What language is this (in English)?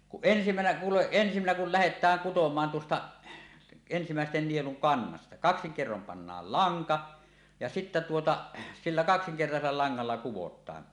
Finnish